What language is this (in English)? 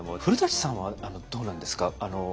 Japanese